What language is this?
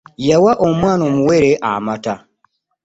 Ganda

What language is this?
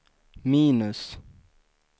Swedish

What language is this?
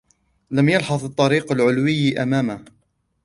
Arabic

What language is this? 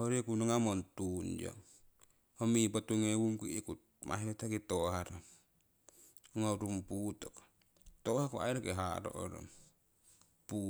Siwai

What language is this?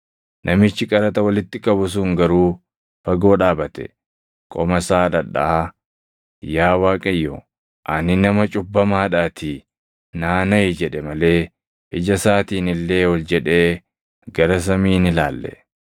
Oromo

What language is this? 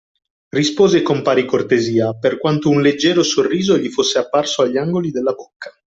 Italian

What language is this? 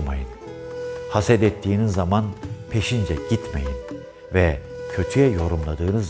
Turkish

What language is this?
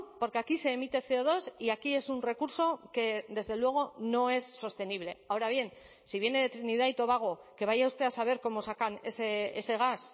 Spanish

